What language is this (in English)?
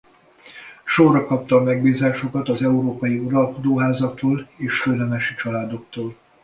Hungarian